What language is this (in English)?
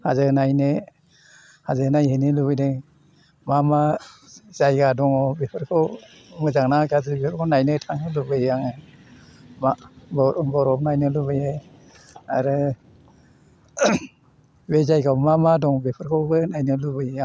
Bodo